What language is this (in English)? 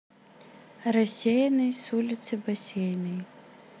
Russian